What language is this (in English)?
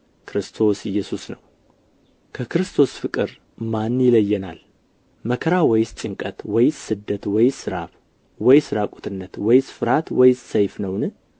Amharic